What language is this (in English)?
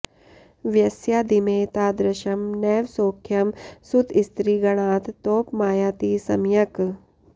Sanskrit